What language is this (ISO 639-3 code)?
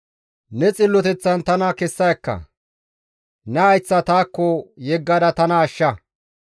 gmv